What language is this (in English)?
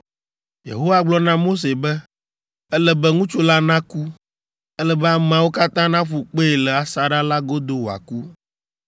Ewe